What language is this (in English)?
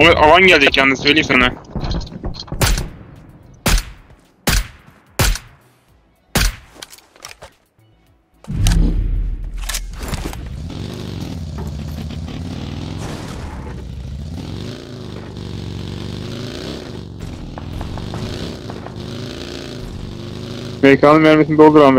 Turkish